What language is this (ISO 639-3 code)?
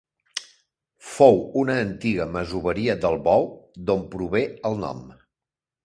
cat